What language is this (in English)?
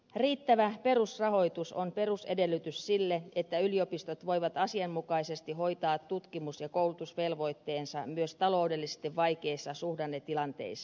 Finnish